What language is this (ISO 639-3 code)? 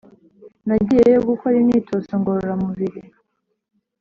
kin